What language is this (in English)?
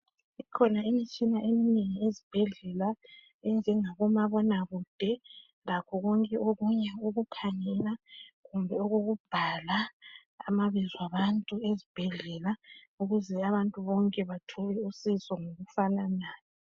North Ndebele